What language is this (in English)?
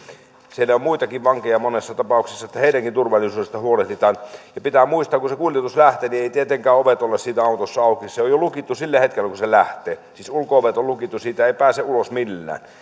Finnish